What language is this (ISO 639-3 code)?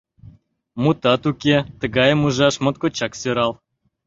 chm